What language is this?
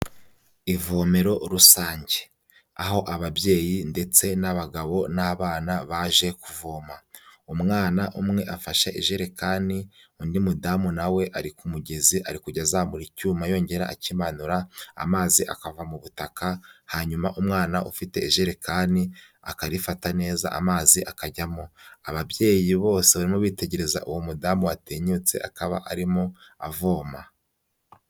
Kinyarwanda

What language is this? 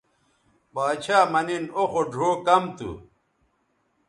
Bateri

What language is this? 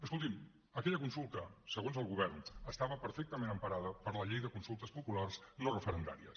Catalan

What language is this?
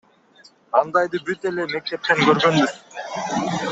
Kyrgyz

